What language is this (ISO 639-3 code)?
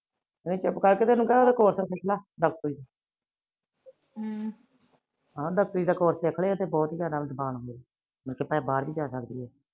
pan